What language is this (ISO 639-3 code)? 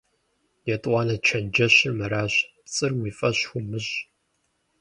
kbd